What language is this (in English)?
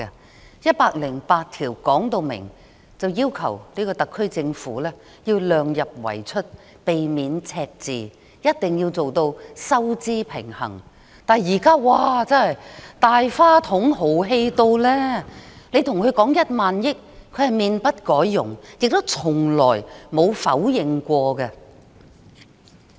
Cantonese